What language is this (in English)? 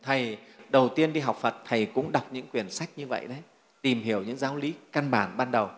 Vietnamese